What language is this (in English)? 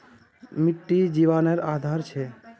Magahi